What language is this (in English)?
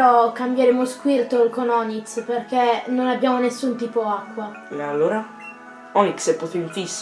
Italian